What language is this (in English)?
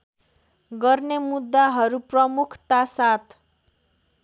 Nepali